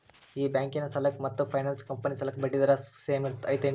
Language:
Kannada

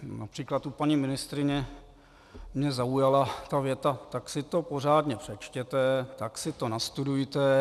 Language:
Czech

